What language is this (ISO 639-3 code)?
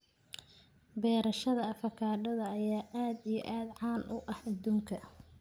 som